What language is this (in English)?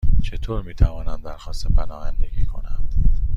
Persian